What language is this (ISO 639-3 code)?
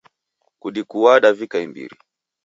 dav